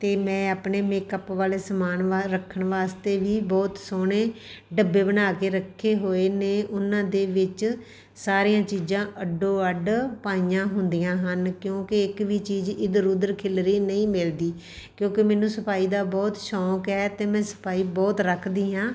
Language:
Punjabi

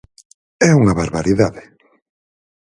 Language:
Galician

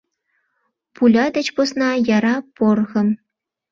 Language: Mari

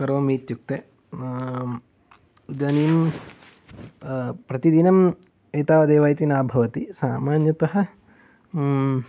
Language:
Sanskrit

